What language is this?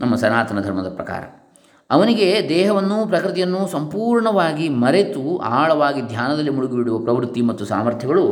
Kannada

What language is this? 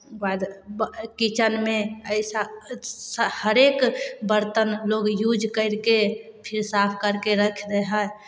Maithili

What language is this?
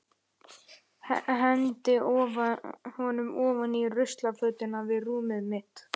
Icelandic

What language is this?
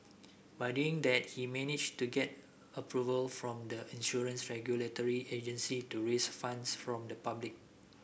English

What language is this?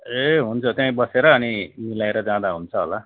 Nepali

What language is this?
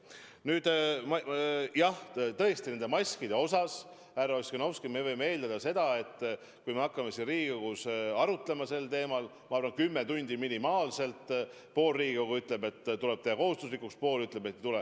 Estonian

